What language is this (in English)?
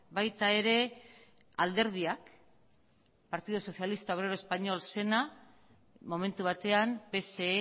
Basque